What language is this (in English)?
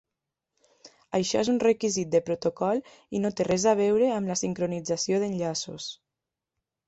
Catalan